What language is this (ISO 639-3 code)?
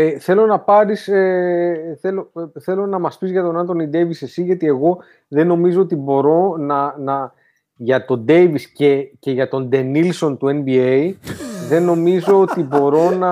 ell